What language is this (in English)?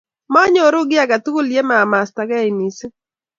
Kalenjin